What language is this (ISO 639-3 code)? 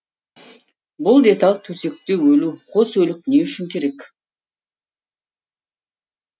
kaz